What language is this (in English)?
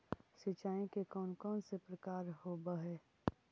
Magahi